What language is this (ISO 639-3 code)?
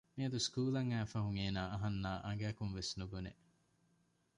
div